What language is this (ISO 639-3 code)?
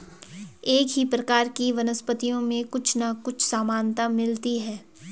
hin